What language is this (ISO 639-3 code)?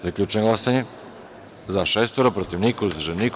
srp